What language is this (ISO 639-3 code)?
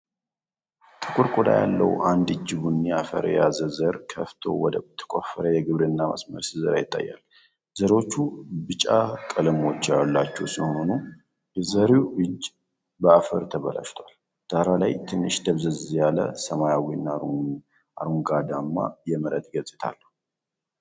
amh